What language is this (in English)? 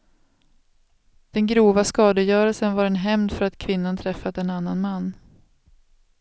Swedish